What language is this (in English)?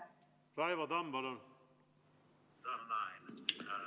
Estonian